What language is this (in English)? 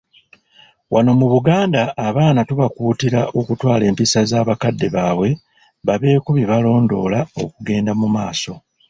Ganda